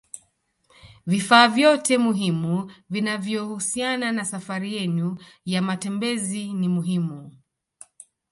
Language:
Swahili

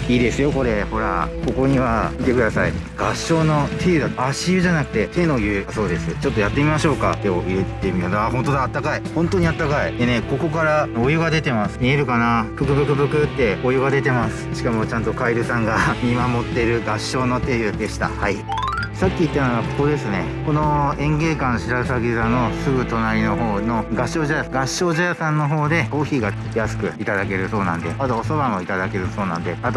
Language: Japanese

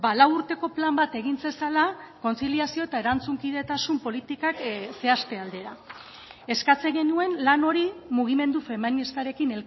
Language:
Basque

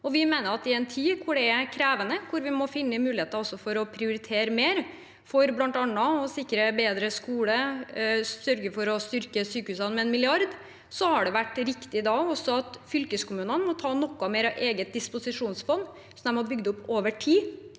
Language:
Norwegian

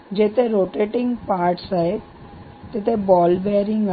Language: Marathi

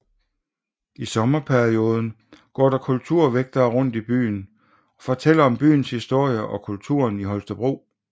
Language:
Danish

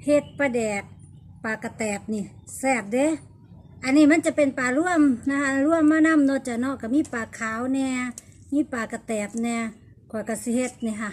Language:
Thai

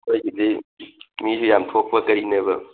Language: Manipuri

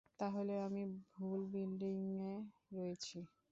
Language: Bangla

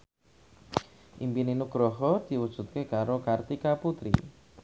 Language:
Javanese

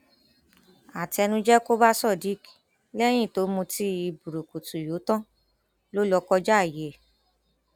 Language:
Yoruba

